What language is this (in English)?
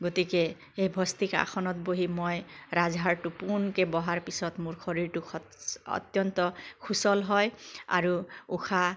Assamese